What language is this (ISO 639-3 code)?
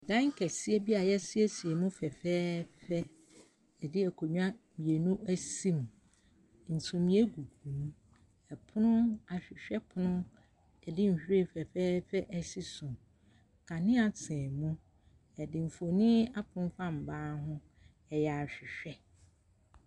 aka